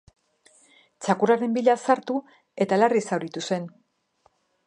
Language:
Basque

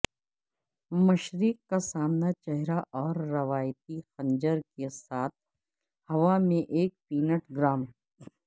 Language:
Urdu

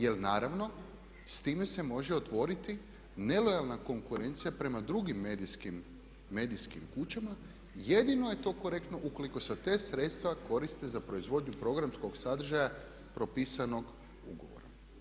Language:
Croatian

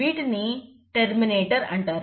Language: Telugu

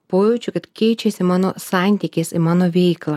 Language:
Lithuanian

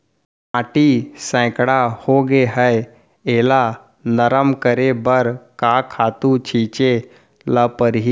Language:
Chhattisgarhi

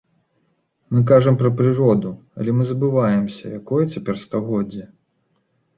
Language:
Belarusian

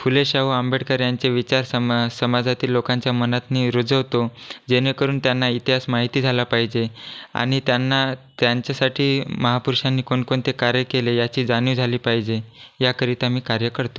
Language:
Marathi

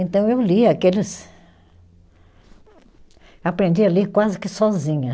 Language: Portuguese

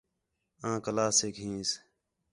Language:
Khetrani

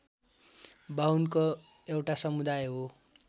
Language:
Nepali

